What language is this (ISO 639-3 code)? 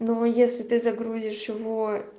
rus